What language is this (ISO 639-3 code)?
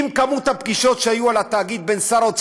heb